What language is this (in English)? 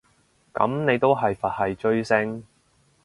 Cantonese